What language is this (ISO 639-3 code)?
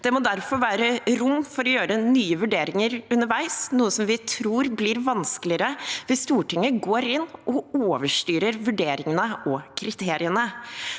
nor